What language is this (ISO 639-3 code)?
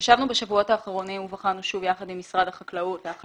heb